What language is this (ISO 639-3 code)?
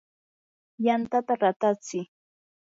qur